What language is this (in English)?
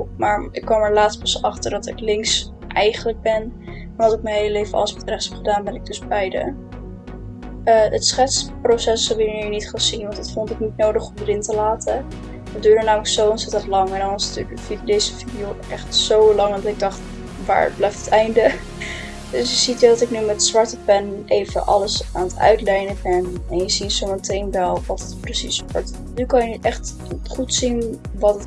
Dutch